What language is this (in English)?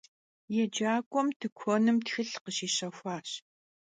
Kabardian